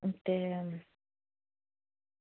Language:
Dogri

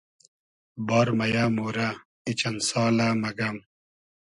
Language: Hazaragi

